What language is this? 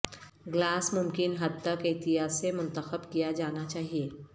Urdu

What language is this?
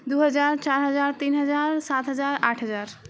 Maithili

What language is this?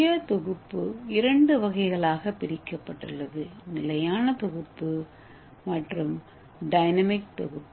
Tamil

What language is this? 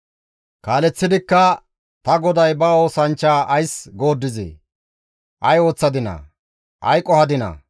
Gamo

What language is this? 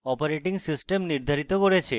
Bangla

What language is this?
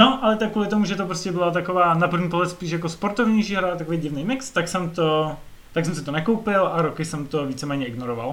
Czech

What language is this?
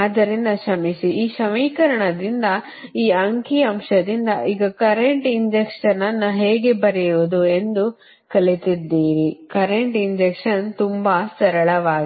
Kannada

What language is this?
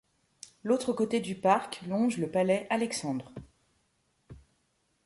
French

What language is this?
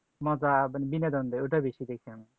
Bangla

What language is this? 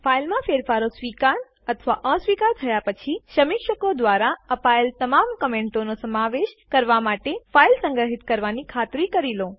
Gujarati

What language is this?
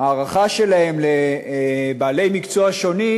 Hebrew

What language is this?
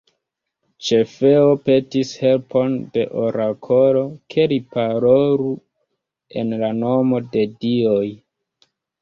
Esperanto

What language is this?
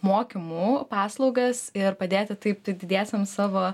Lithuanian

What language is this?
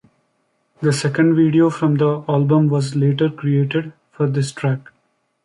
English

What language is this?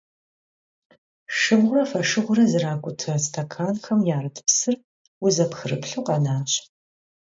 Kabardian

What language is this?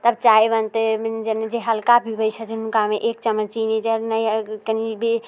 Maithili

